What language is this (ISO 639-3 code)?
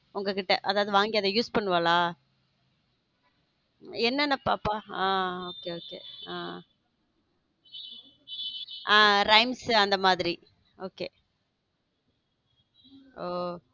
tam